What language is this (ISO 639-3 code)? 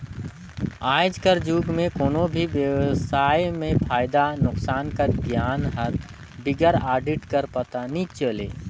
hne